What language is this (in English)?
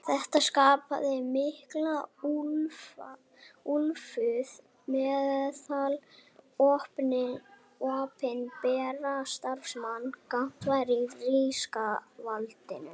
Icelandic